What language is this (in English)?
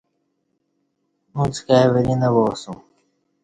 Kati